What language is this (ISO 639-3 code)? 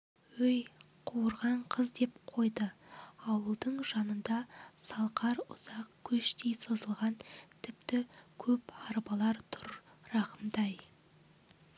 kaz